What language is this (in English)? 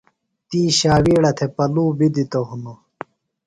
Phalura